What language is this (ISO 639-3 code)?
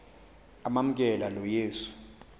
xho